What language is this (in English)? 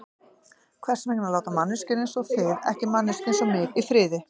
Icelandic